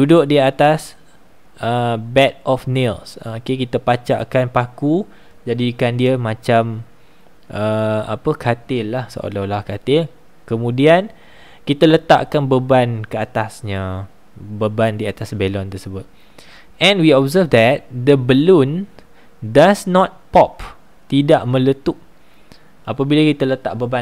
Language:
Malay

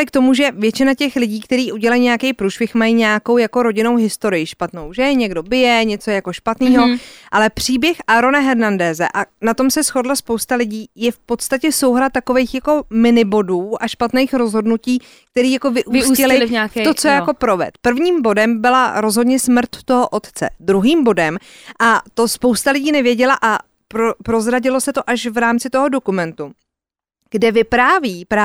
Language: Czech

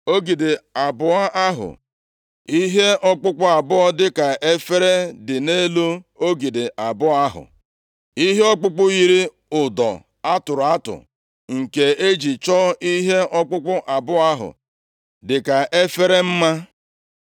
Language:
Igbo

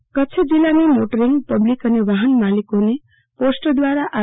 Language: Gujarati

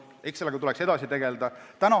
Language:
Estonian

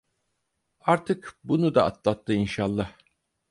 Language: Turkish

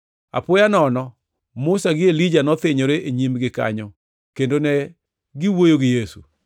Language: Luo (Kenya and Tanzania)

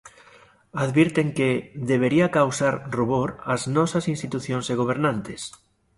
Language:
Galician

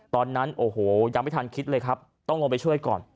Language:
Thai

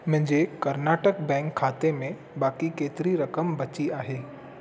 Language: Sindhi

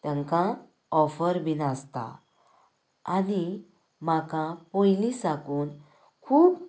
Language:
Konkani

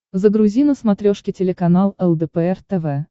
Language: Russian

